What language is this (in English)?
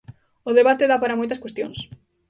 Galician